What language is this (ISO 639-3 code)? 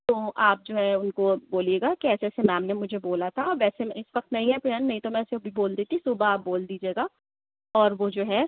urd